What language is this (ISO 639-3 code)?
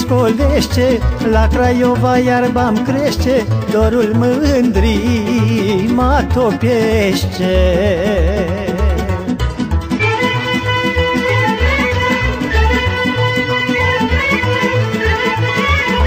ron